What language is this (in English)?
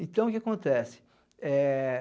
Portuguese